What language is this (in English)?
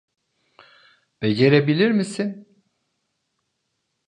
Turkish